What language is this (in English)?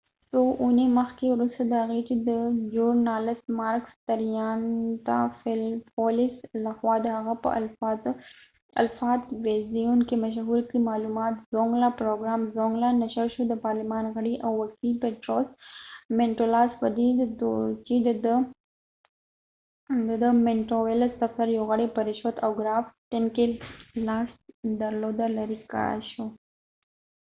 Pashto